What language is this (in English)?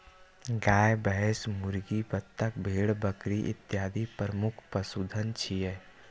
Maithili